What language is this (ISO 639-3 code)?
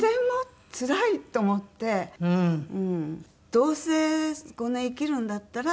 jpn